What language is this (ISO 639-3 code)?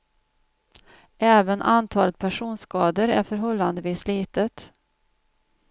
swe